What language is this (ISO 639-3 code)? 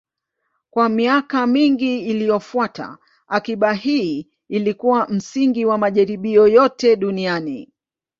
swa